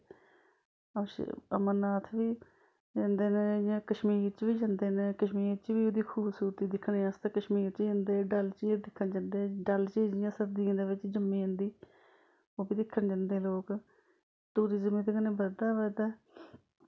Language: Dogri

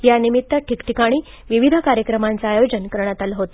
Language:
Marathi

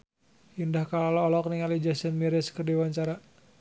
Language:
Sundanese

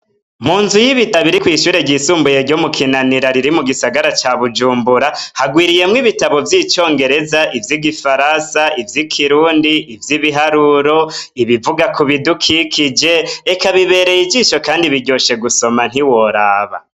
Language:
Rundi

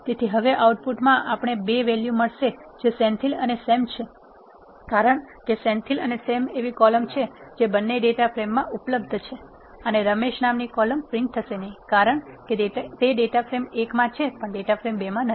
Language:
Gujarati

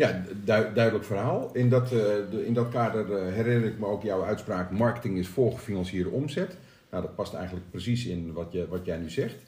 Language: Dutch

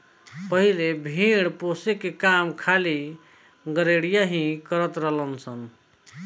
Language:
Bhojpuri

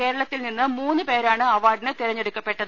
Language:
Malayalam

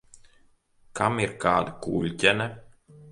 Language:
Latvian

